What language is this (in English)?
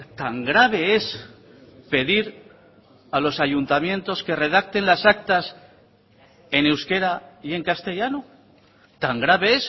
Spanish